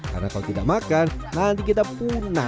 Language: Indonesian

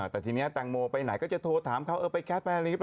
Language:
Thai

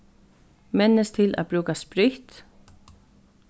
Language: Faroese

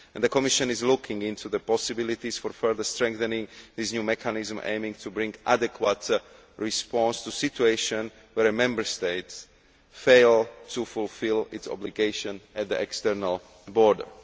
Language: English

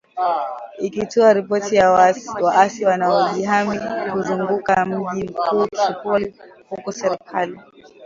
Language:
Swahili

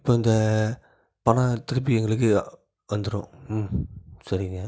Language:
Tamil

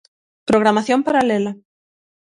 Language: Galician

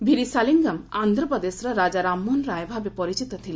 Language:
Odia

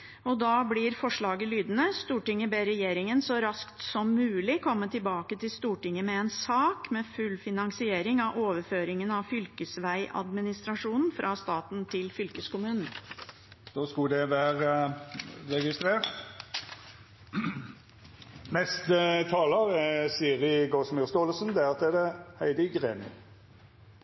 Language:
Norwegian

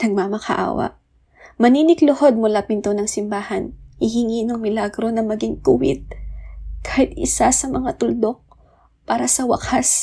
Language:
Filipino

